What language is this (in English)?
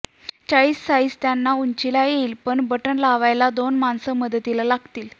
Marathi